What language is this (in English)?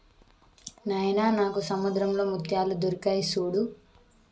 Telugu